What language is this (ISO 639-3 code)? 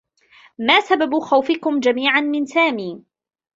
ara